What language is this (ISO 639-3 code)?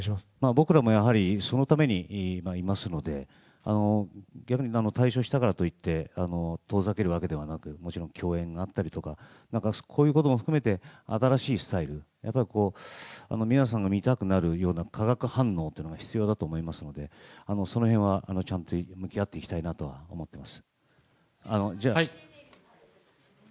jpn